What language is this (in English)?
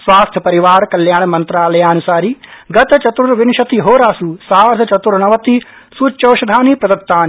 Sanskrit